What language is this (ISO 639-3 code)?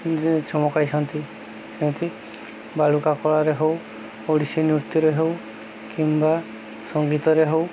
ori